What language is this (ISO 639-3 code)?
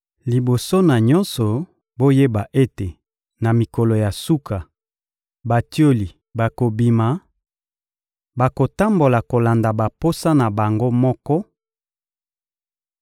lin